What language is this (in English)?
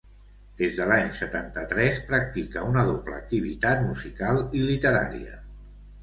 Catalan